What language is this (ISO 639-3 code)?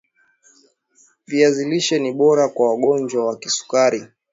swa